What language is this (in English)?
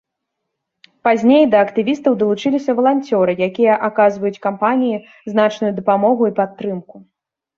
Belarusian